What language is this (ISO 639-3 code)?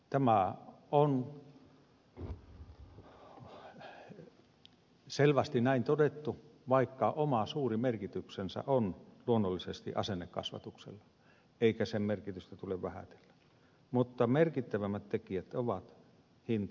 fin